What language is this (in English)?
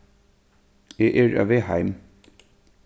Faroese